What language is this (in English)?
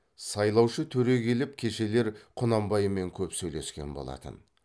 Kazakh